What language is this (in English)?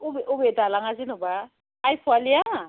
Bodo